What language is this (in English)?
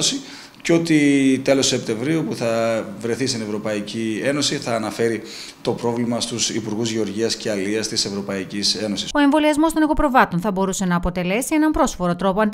Greek